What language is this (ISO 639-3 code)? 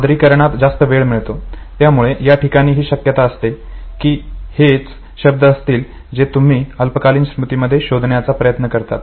mar